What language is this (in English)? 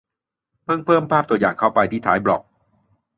Thai